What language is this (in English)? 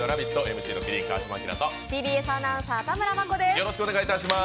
Japanese